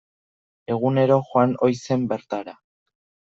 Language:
Basque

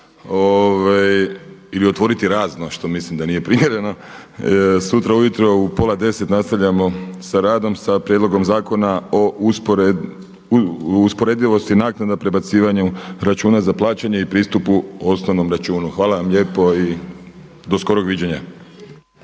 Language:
Croatian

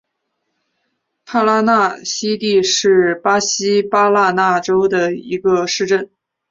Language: Chinese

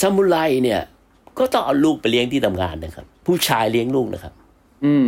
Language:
Thai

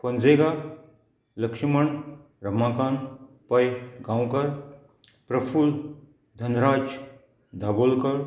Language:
Konkani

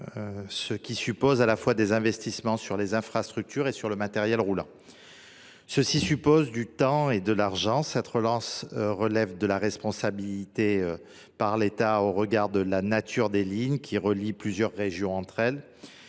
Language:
French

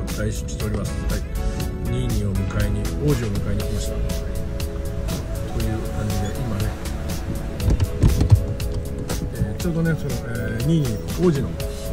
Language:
Japanese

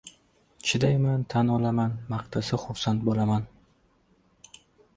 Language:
Uzbek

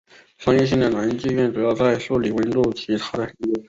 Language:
Chinese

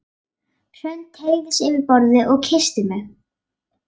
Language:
Icelandic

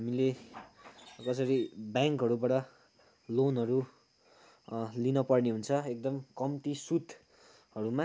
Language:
Nepali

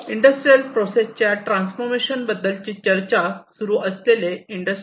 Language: Marathi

